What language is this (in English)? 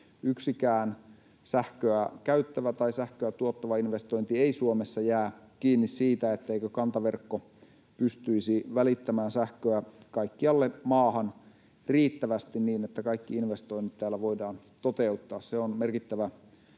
Finnish